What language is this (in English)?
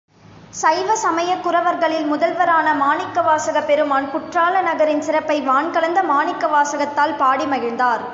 Tamil